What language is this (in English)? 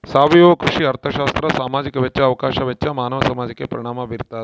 Kannada